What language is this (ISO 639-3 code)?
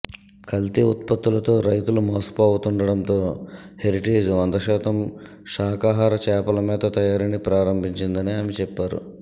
tel